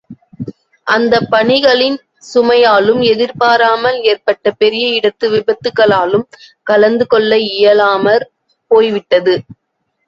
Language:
Tamil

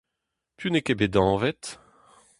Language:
Breton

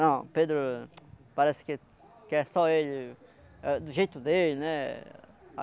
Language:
Portuguese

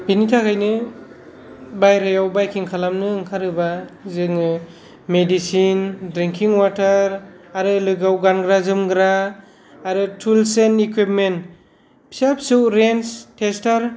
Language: Bodo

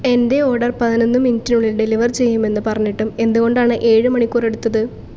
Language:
Malayalam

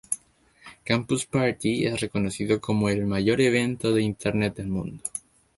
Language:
Spanish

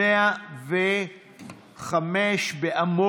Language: Hebrew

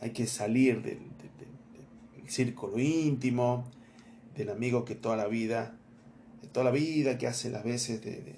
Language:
Spanish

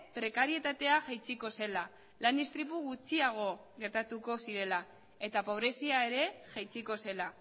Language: Basque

